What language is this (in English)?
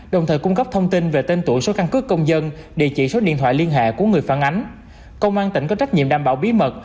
Vietnamese